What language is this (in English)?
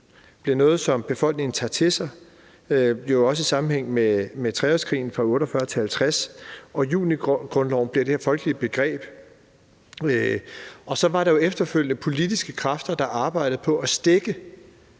Danish